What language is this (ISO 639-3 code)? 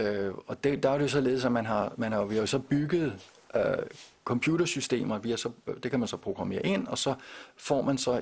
dan